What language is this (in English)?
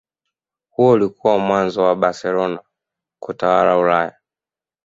Swahili